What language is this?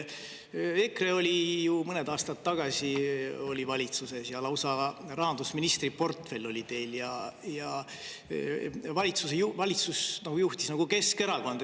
Estonian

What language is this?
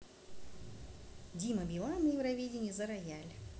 Russian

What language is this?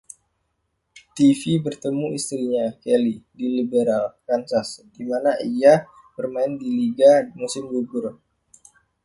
Indonesian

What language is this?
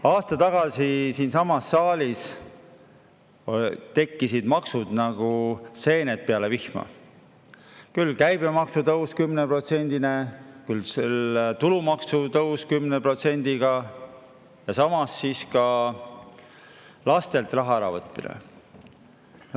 Estonian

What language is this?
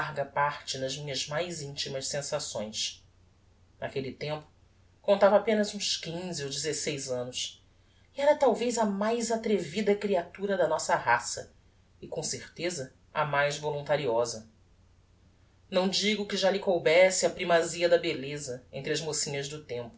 Portuguese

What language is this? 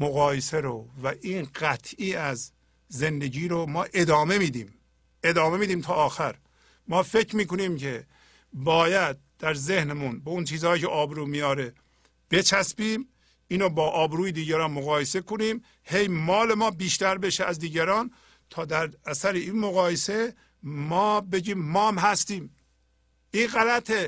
Persian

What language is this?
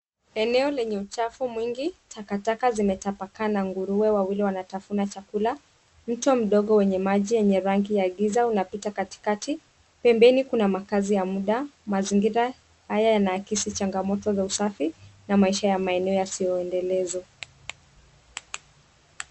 Swahili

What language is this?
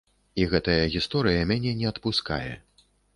Belarusian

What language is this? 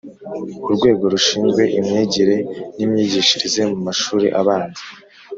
Kinyarwanda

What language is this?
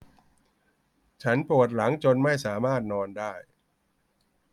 Thai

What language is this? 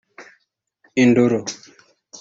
Kinyarwanda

